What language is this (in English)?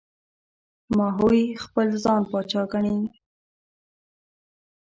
Pashto